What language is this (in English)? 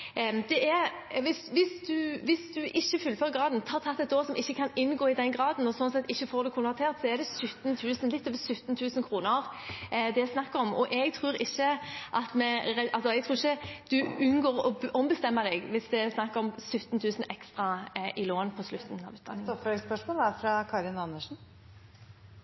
Norwegian